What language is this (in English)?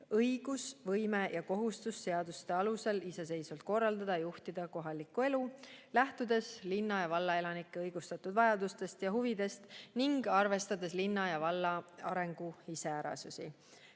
Estonian